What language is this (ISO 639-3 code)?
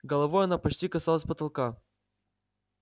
rus